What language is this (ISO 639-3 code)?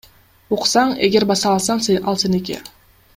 kir